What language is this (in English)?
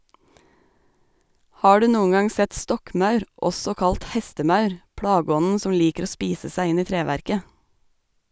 Norwegian